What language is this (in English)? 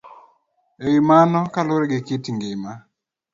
Luo (Kenya and Tanzania)